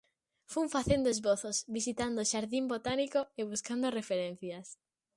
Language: Galician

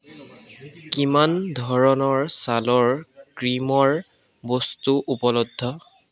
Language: Assamese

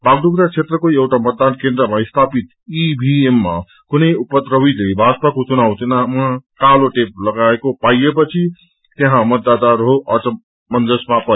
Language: Nepali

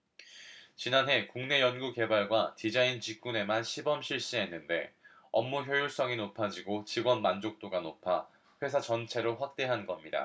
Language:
Korean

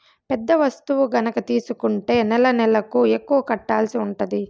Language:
Telugu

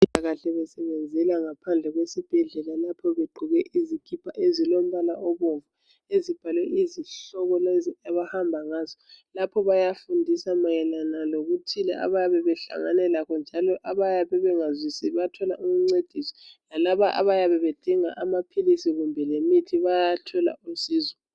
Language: North Ndebele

